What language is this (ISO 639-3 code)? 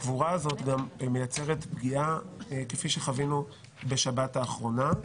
heb